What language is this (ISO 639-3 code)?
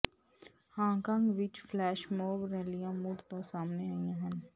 pan